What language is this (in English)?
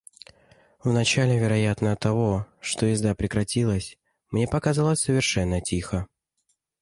Russian